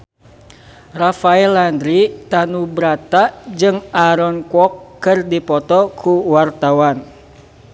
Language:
Sundanese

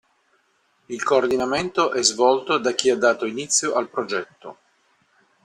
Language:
Italian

